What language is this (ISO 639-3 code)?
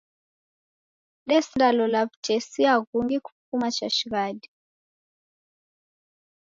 dav